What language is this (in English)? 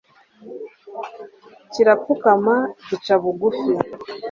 Kinyarwanda